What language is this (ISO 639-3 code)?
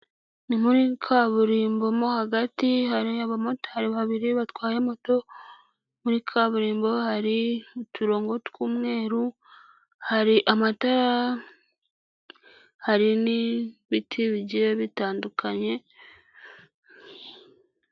kin